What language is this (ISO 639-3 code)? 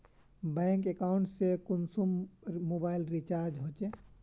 mag